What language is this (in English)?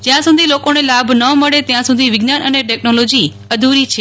Gujarati